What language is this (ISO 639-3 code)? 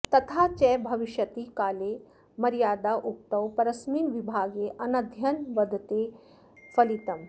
san